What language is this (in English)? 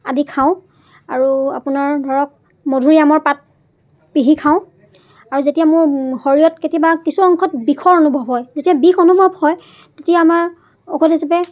Assamese